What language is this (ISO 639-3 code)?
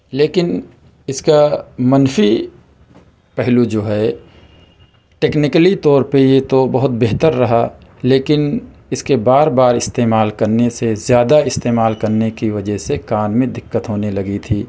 urd